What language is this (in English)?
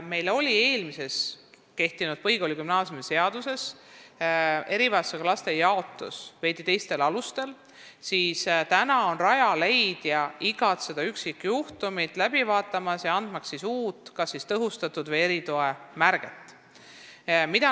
Estonian